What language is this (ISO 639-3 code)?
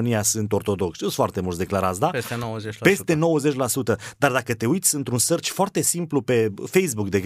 ron